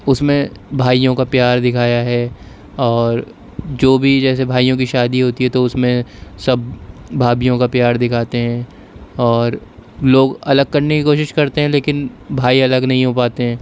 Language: Urdu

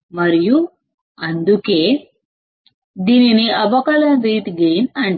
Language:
Telugu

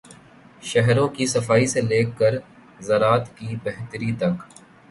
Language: Urdu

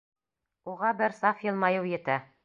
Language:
Bashkir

